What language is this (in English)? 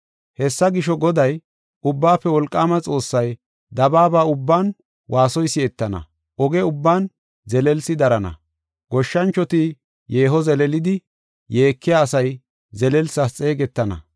Gofa